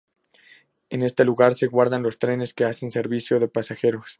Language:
Spanish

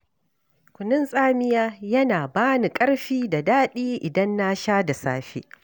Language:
Hausa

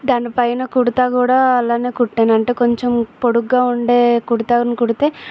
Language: Telugu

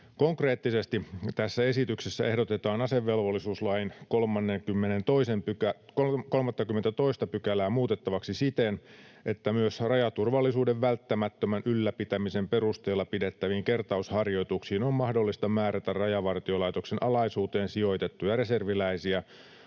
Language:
Finnish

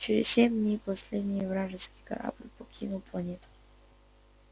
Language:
Russian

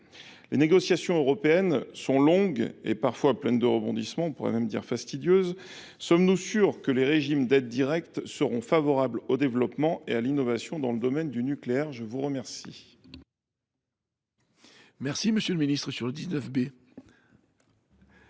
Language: French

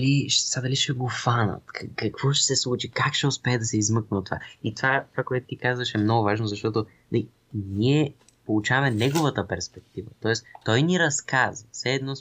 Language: Bulgarian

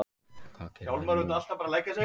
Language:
Icelandic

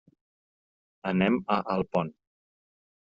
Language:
Catalan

